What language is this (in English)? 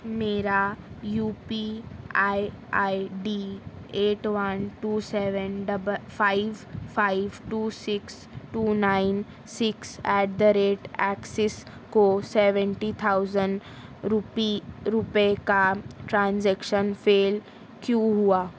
Urdu